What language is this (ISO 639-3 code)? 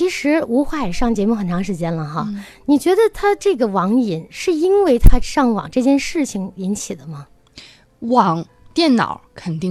zho